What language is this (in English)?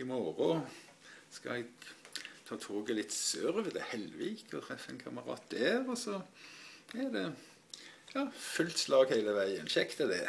Norwegian